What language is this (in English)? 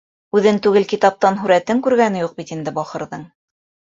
Bashkir